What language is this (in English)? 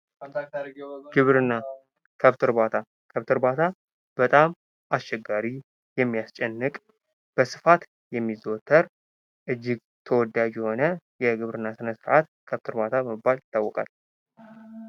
Amharic